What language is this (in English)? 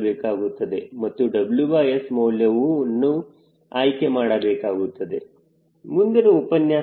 Kannada